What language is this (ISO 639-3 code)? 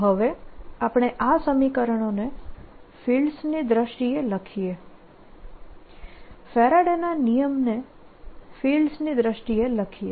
guj